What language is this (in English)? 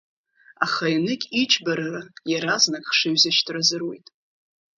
Abkhazian